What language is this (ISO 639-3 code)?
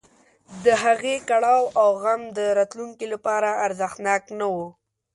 pus